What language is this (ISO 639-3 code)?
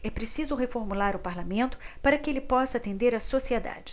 por